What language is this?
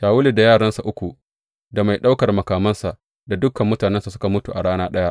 Hausa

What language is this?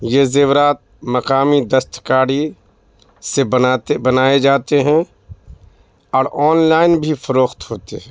Urdu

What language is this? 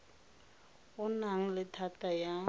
Tswana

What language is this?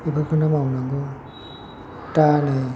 Bodo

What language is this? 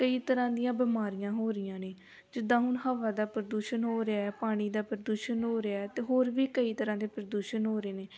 Punjabi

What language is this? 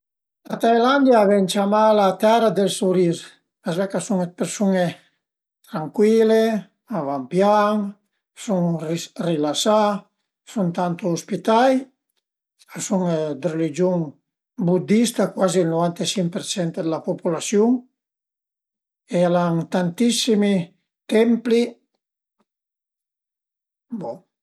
Piedmontese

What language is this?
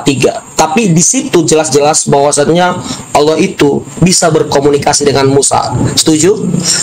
Indonesian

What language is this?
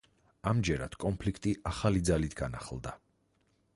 Georgian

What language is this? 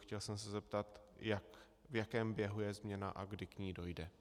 Czech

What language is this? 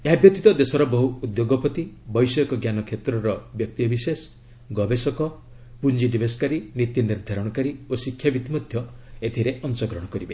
Odia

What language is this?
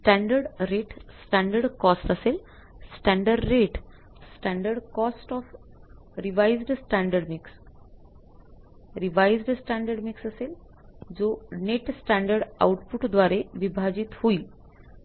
Marathi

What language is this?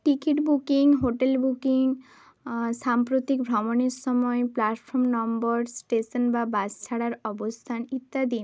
Bangla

